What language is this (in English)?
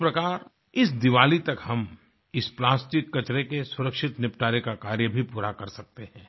Hindi